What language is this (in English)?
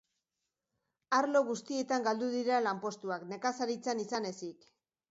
Basque